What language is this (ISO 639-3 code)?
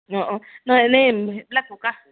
asm